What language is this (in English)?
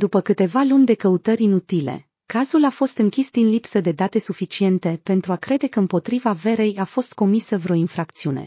Romanian